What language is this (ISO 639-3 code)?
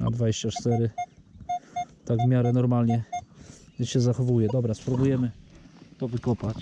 pol